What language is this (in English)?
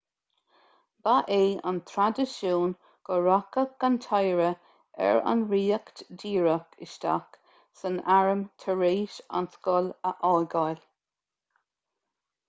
Irish